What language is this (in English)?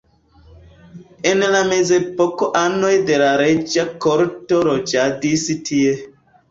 Esperanto